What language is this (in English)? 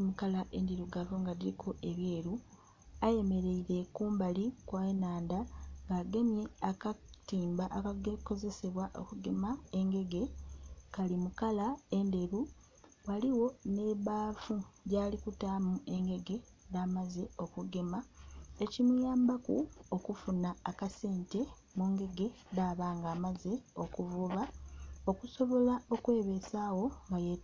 Soga